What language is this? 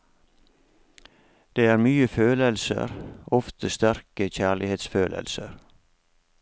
Norwegian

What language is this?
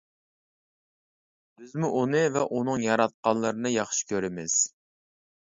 Uyghur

